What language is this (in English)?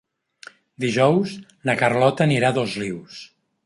Catalan